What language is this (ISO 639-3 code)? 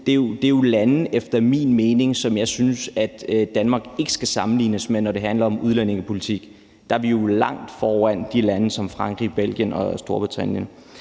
dan